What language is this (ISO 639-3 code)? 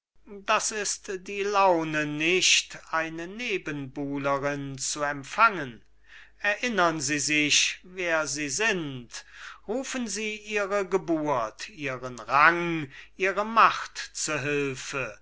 deu